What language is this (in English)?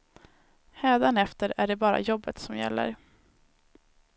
Swedish